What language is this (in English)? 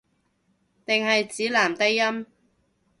Cantonese